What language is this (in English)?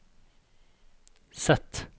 Norwegian